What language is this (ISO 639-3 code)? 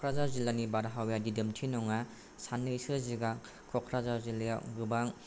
brx